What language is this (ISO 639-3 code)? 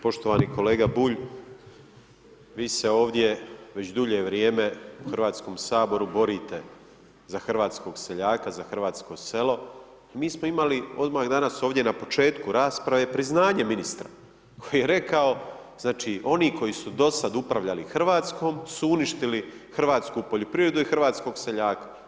hrv